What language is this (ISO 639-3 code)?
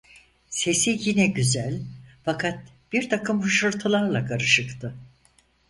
tur